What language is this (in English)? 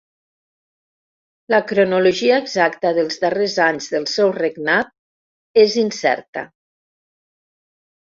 Catalan